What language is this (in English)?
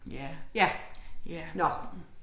Danish